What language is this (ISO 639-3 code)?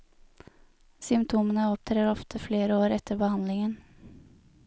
nor